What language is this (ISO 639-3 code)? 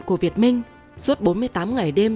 vie